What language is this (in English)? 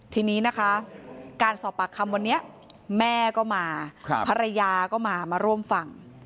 Thai